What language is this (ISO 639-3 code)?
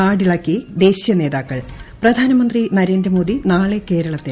mal